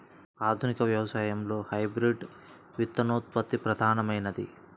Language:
Telugu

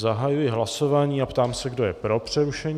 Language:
Czech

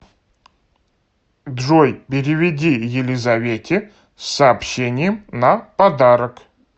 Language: Russian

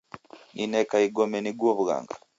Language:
Taita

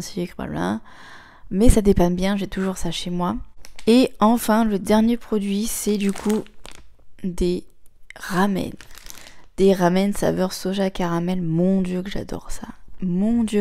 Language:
French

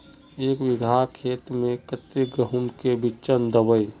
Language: Magahi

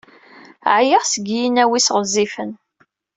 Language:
Kabyle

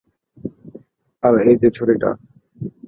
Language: Bangla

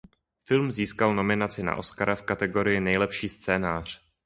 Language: Czech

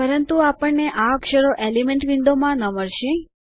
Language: Gujarati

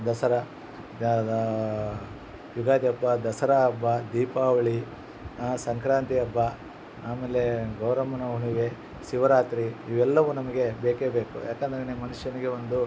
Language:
Kannada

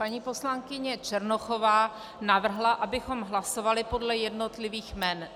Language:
Czech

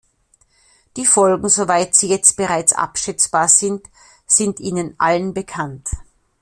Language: German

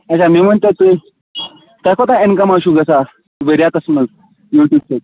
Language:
Kashmiri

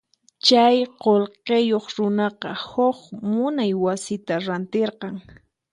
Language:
Puno Quechua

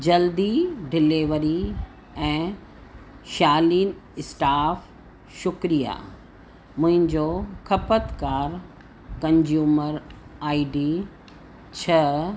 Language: Sindhi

